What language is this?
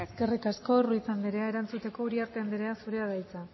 Basque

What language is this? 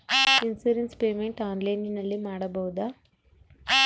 Kannada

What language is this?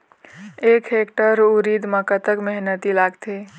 Chhattisgarhi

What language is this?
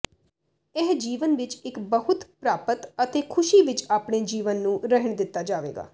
Punjabi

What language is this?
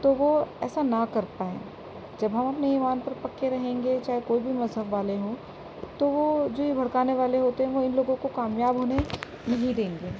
Urdu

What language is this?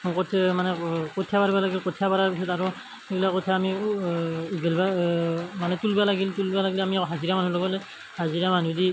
Assamese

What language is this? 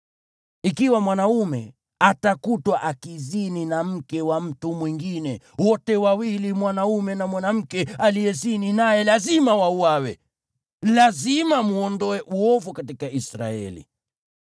Swahili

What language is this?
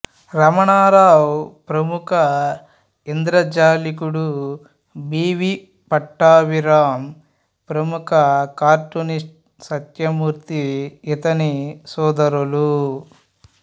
Telugu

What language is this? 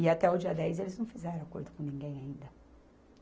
Portuguese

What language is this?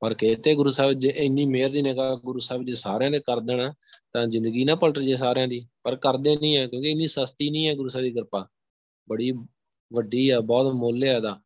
Punjabi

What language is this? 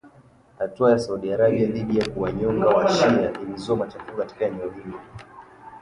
Swahili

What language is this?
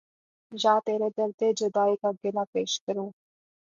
Urdu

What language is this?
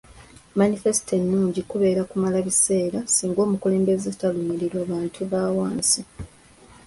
Ganda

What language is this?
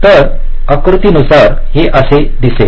Marathi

